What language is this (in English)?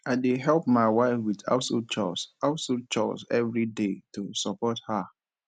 Nigerian Pidgin